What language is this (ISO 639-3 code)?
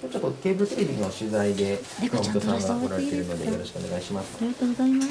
jpn